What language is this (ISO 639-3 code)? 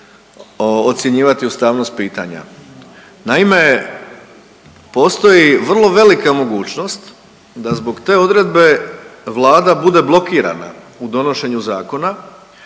hrv